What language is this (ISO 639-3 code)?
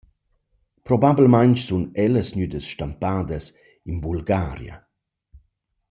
roh